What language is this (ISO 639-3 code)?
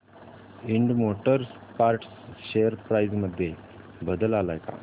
mar